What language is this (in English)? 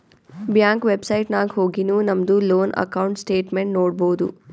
Kannada